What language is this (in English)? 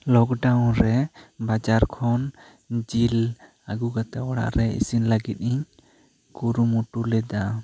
Santali